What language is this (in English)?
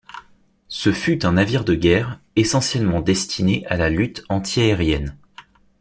French